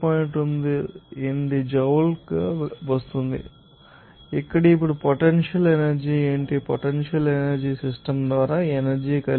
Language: Telugu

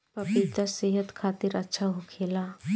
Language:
Bhojpuri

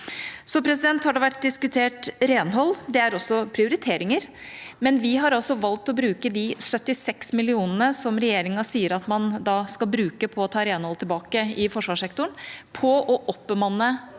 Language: Norwegian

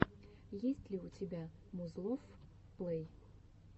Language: Russian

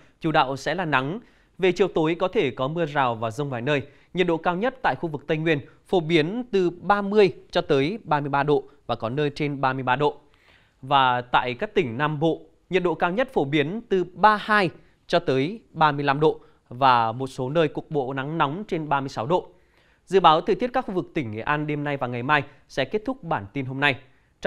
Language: Vietnamese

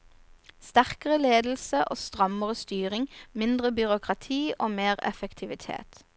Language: Norwegian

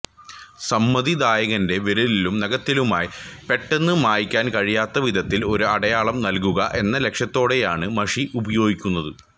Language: Malayalam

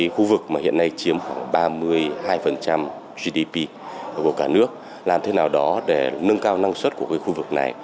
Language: Vietnamese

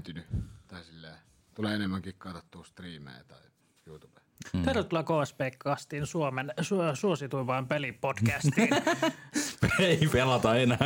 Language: Finnish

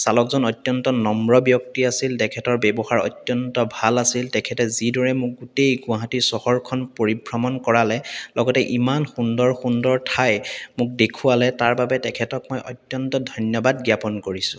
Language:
Assamese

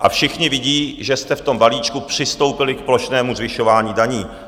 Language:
Czech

